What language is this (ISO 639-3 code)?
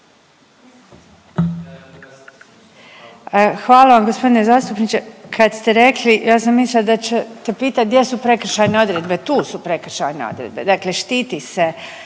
hrv